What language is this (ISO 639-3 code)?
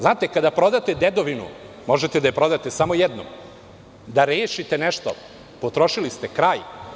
srp